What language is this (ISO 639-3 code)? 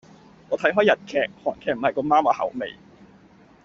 yue